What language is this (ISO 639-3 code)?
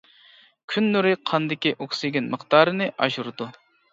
uig